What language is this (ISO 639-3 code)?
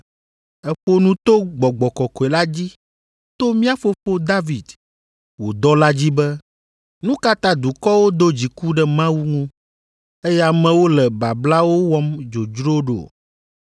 ewe